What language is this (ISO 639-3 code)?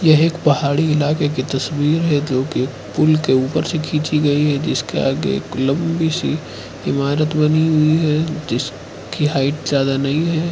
hin